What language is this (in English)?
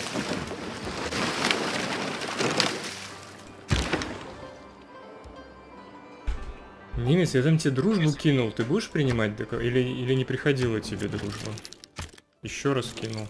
Russian